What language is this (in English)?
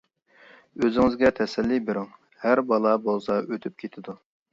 Uyghur